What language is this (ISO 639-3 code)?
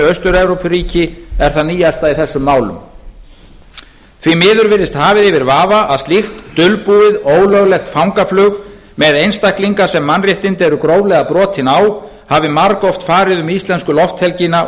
isl